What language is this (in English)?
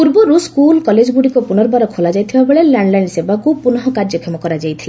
Odia